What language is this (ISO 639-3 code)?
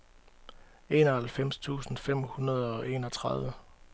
dan